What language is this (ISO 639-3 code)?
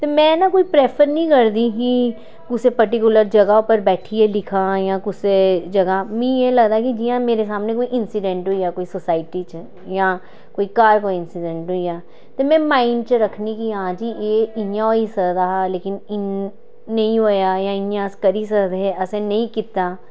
doi